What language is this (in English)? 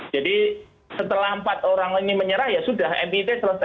Indonesian